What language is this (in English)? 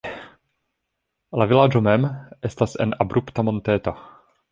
Esperanto